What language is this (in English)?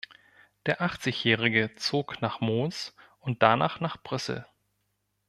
German